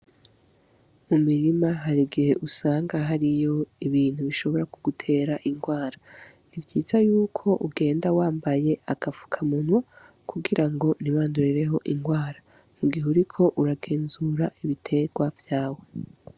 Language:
Rundi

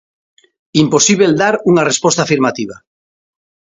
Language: Galician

